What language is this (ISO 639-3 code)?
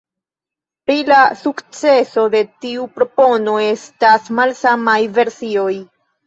epo